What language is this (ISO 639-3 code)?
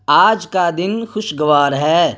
urd